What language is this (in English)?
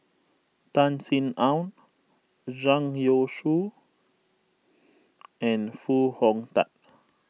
English